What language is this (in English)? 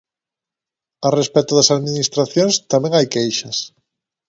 Galician